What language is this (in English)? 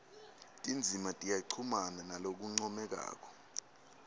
Swati